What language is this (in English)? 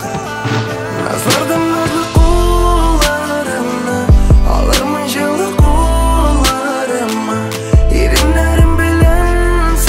Arabic